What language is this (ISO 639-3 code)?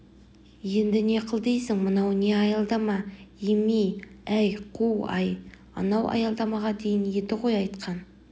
kaz